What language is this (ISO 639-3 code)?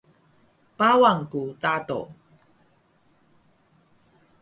trv